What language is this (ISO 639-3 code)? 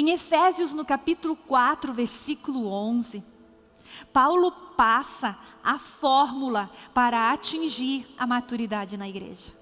por